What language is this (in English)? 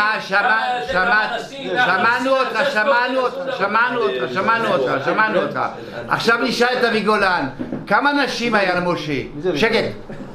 Hebrew